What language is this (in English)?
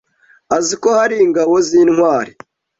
Kinyarwanda